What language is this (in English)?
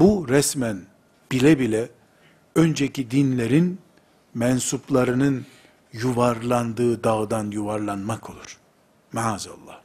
Turkish